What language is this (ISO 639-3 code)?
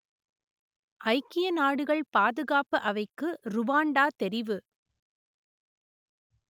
tam